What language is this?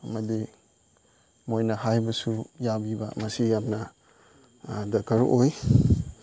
Manipuri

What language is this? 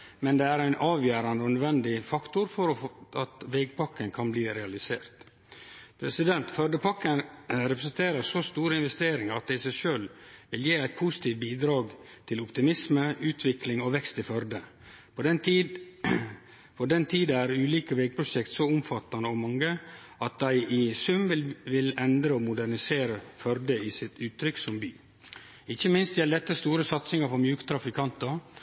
Norwegian Nynorsk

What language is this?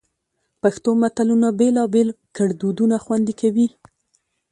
Pashto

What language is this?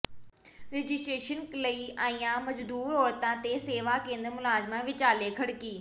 Punjabi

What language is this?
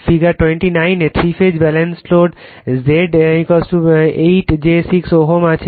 Bangla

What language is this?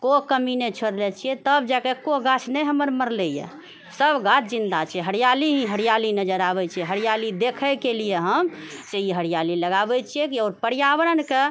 Maithili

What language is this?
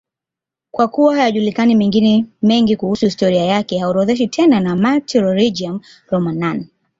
Swahili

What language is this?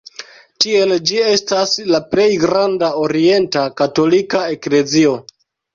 Esperanto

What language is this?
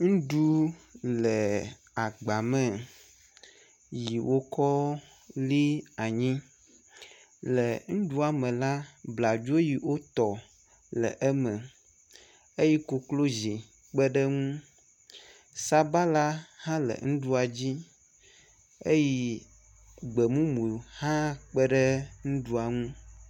Ewe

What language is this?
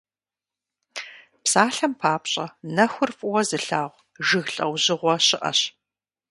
Kabardian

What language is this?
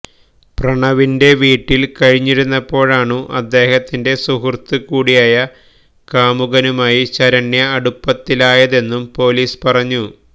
Malayalam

